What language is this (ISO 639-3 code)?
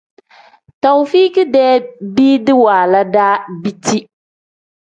kdh